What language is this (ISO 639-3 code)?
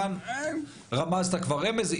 heb